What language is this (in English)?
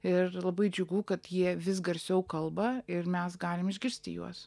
Lithuanian